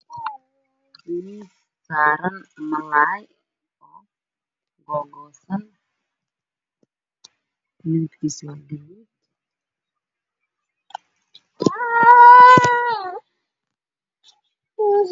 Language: Somali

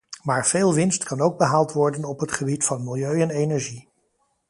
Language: Dutch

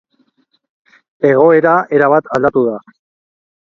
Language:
Basque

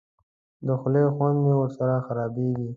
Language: Pashto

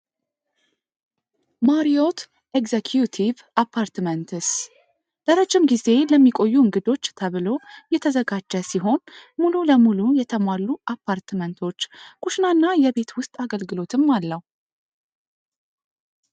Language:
Amharic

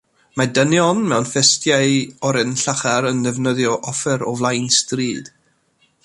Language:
Welsh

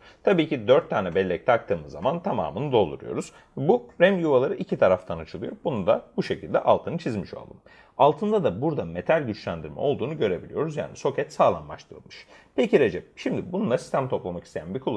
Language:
Turkish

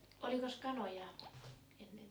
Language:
Finnish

